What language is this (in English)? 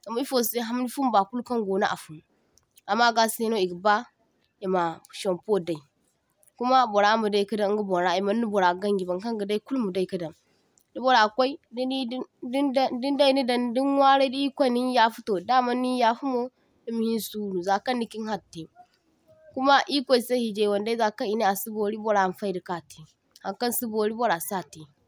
Zarma